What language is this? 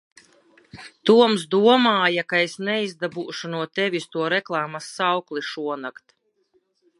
Latvian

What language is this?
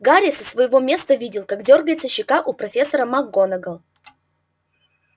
Russian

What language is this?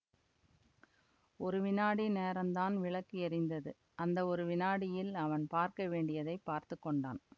Tamil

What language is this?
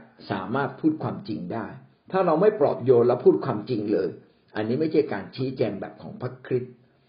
Thai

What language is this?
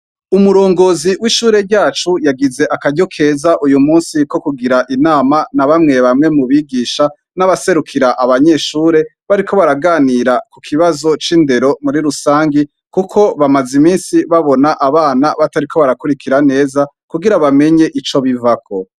Rundi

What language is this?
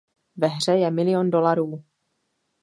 Czech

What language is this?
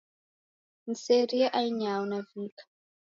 Taita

